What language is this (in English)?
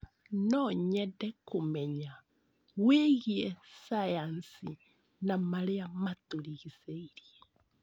Kikuyu